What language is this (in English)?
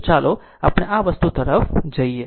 Gujarati